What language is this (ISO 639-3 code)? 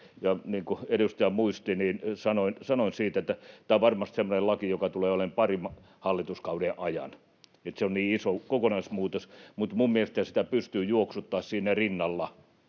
fin